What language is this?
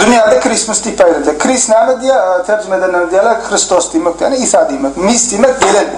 Turkish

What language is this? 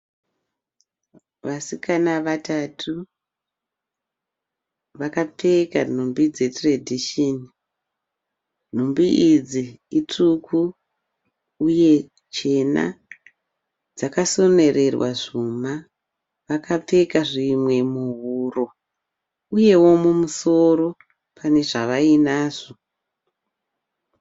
Shona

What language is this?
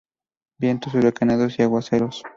Spanish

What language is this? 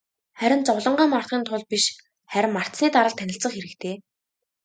Mongolian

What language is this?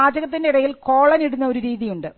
Malayalam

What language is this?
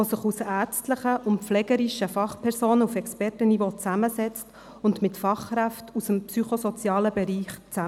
Swiss German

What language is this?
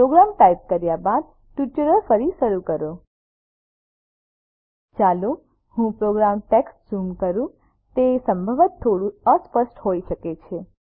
Gujarati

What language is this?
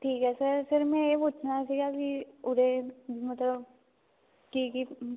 Punjabi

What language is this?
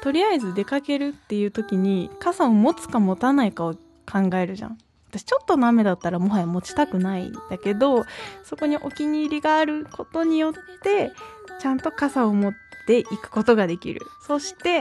Japanese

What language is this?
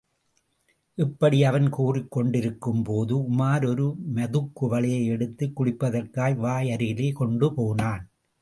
Tamil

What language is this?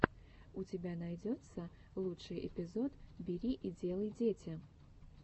Russian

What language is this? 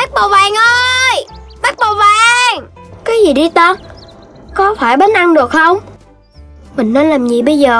Vietnamese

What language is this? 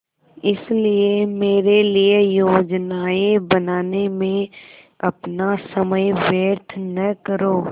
Hindi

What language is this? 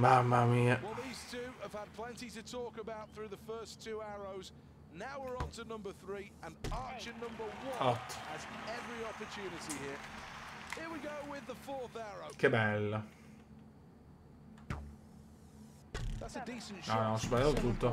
Italian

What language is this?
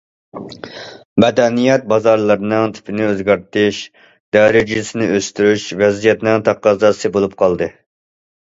Uyghur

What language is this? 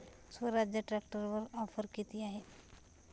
Marathi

